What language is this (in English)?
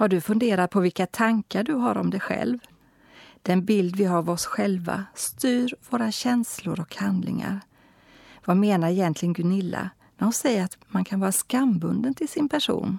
Swedish